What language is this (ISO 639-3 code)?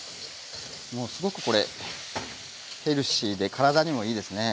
jpn